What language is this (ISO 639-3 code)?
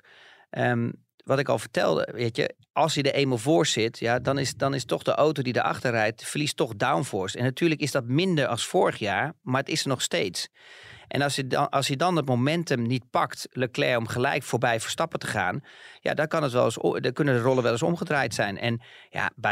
nld